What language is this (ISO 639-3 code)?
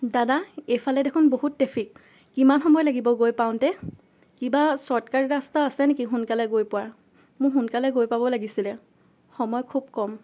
asm